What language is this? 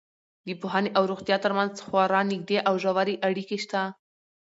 Pashto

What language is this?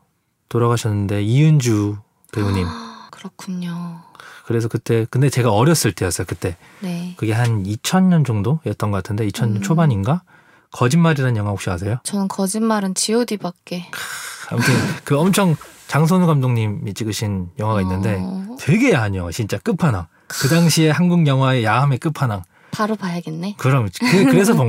Korean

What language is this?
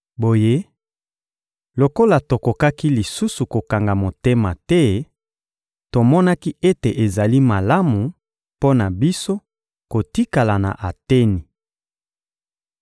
Lingala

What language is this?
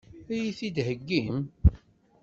Kabyle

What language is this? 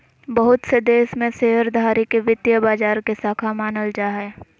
Magahi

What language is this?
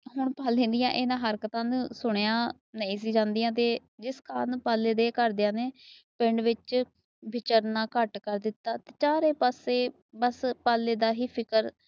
Punjabi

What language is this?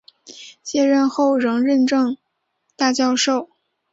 Chinese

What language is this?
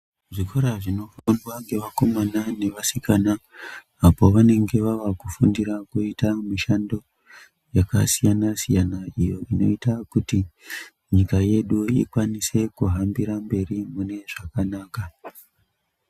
Ndau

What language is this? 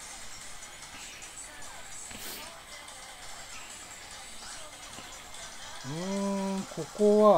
Japanese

